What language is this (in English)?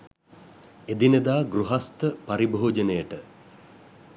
Sinhala